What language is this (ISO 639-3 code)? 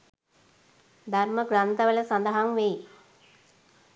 sin